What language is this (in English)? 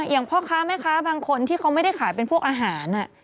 Thai